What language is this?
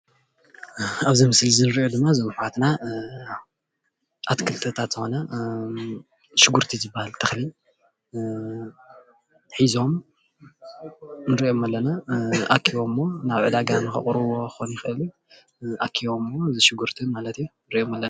Tigrinya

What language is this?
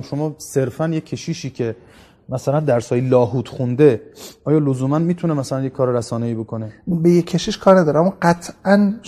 Persian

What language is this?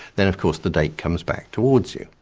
English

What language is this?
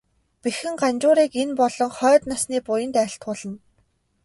Mongolian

